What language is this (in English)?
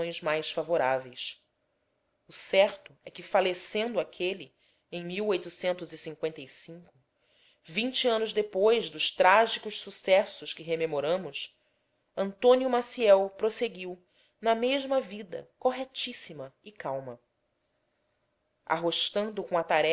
Portuguese